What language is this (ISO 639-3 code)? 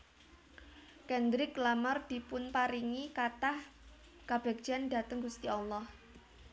jav